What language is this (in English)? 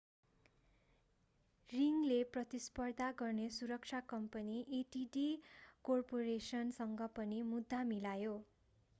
Nepali